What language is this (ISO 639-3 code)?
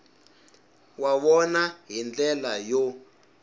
tso